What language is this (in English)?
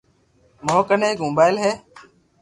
Loarki